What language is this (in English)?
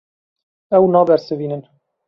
Kurdish